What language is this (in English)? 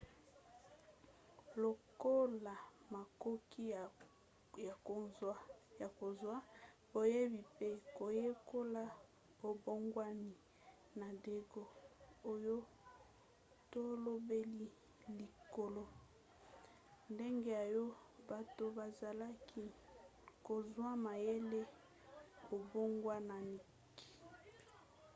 Lingala